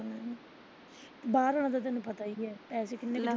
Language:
Punjabi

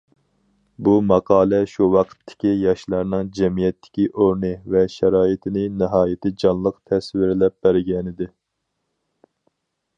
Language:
Uyghur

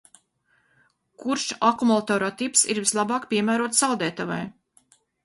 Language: Latvian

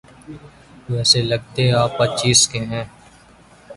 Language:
Urdu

